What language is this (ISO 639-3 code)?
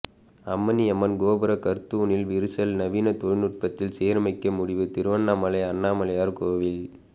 tam